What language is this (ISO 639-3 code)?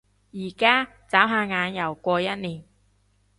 yue